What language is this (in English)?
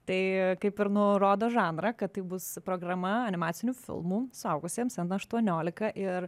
Lithuanian